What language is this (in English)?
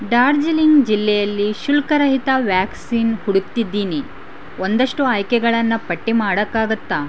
Kannada